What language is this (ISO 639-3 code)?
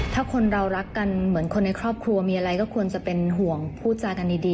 tha